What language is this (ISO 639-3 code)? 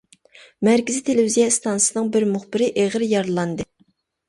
uig